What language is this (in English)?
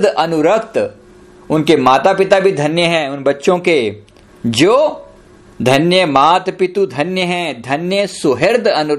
Hindi